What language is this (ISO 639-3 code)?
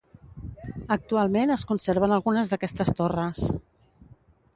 cat